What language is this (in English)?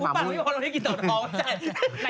Thai